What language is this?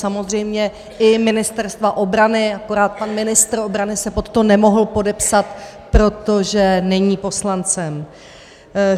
Czech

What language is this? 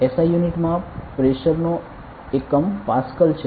Gujarati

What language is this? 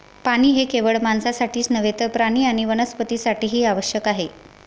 Marathi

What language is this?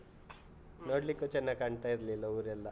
Kannada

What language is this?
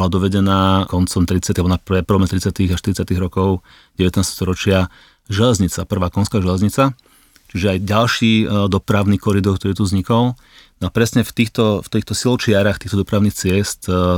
Slovak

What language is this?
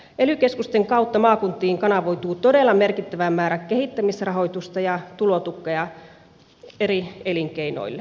Finnish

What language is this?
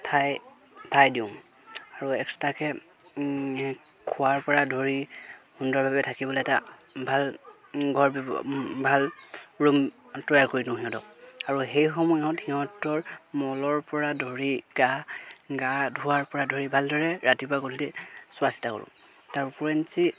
Assamese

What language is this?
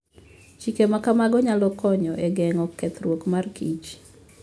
Luo (Kenya and Tanzania)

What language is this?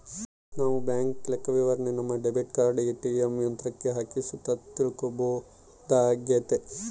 Kannada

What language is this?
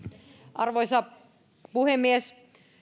Finnish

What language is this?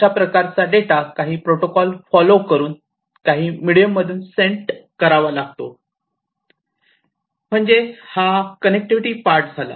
Marathi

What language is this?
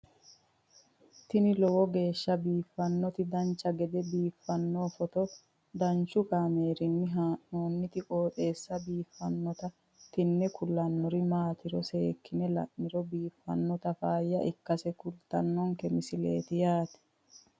Sidamo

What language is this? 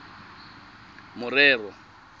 Tswana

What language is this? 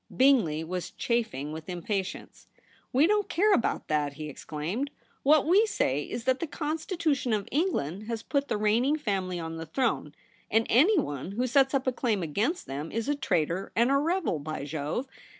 English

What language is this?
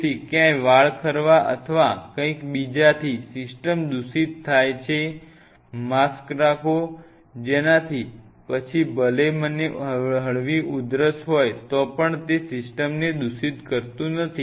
Gujarati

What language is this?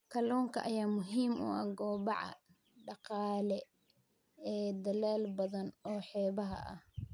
Somali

